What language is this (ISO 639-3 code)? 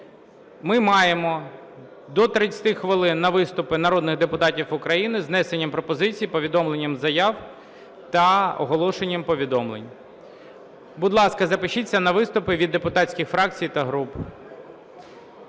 ukr